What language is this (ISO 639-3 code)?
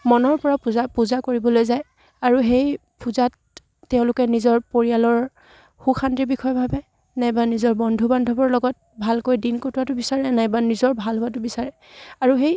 asm